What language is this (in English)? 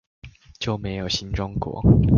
Chinese